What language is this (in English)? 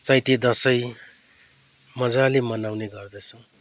Nepali